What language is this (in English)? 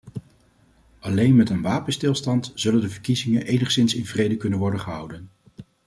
Dutch